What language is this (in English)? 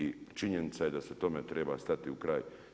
Croatian